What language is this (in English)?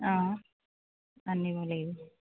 Assamese